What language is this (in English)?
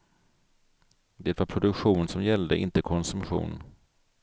Swedish